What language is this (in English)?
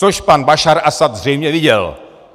Czech